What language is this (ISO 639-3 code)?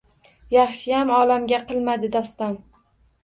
uzb